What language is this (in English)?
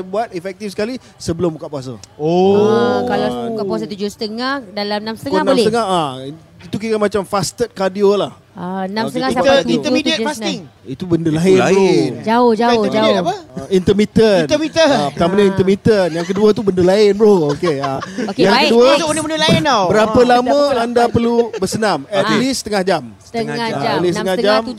Malay